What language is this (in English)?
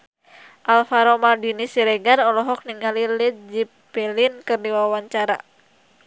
Sundanese